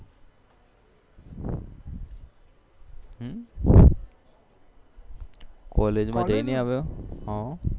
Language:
Gujarati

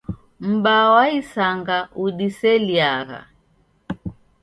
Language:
Taita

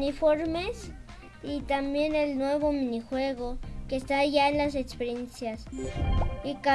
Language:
Spanish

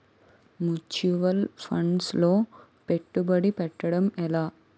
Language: Telugu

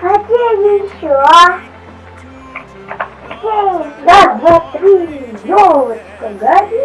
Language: Russian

